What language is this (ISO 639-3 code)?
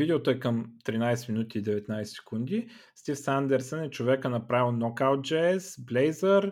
bul